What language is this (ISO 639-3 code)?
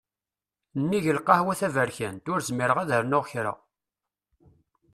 kab